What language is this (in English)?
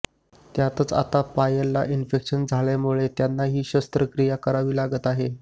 Marathi